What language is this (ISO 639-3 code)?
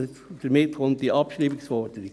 gsw